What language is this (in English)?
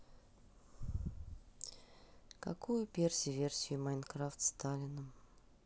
Russian